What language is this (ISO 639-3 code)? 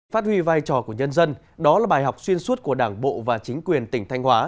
vie